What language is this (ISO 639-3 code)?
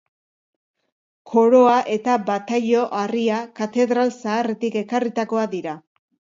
eus